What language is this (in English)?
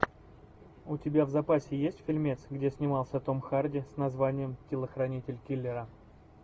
Russian